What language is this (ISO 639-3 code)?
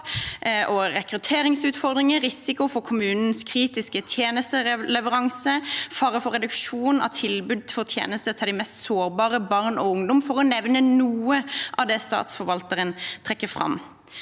nor